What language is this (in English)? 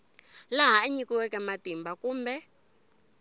Tsonga